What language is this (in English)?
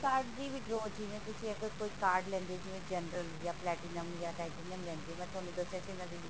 Punjabi